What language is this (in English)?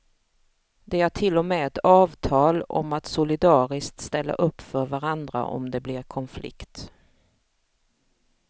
Swedish